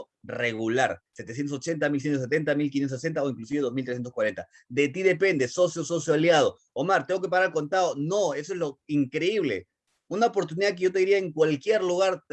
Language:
Spanish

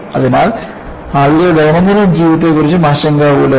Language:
Malayalam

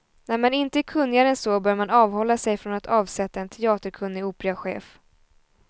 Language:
Swedish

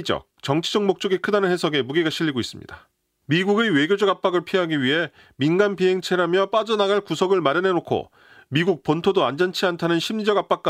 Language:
Korean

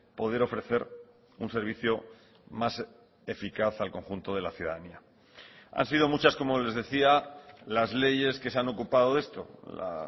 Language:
Spanish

